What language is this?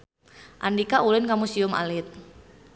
Sundanese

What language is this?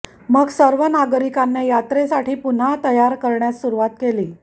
Marathi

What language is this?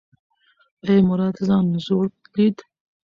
Pashto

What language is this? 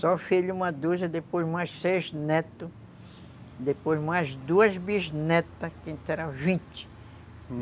Portuguese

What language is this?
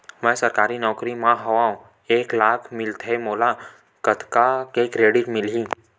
Chhattisgarhi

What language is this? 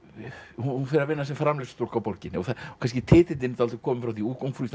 Icelandic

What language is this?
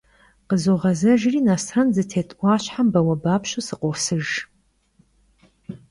Kabardian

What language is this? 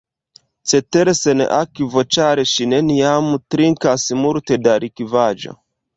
Esperanto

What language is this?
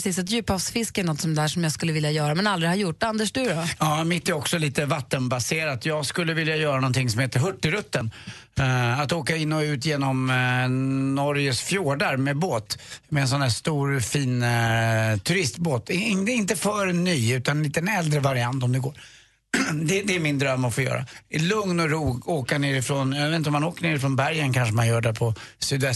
Swedish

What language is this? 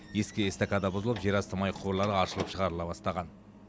Kazakh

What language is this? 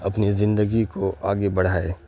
Urdu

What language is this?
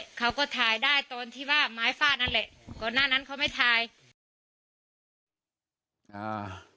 Thai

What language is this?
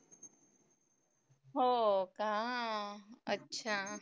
Marathi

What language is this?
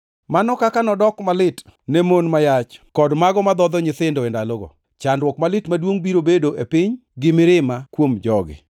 Luo (Kenya and Tanzania)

